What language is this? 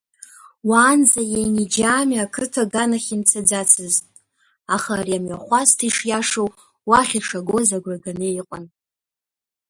Abkhazian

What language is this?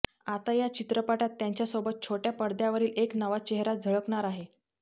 Marathi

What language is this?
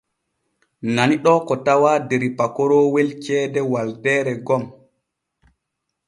Borgu Fulfulde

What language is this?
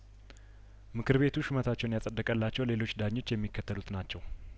Amharic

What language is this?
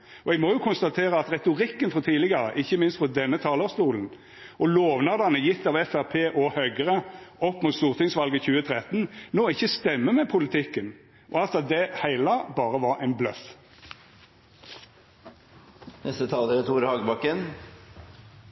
Norwegian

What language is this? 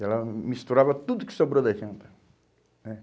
Portuguese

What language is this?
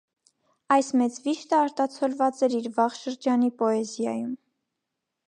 Armenian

